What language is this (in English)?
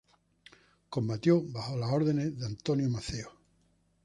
Spanish